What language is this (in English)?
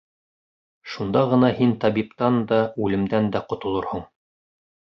Bashkir